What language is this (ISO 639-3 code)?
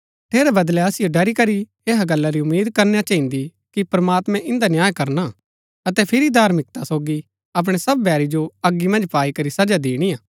gbk